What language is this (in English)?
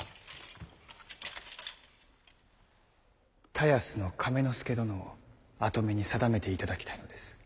Japanese